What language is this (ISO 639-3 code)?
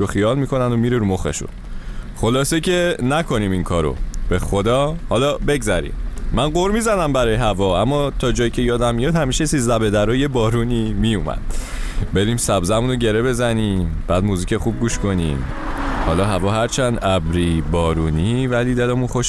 fas